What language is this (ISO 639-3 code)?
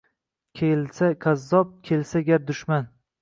uzb